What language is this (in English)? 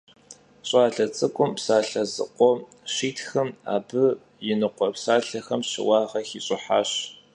Kabardian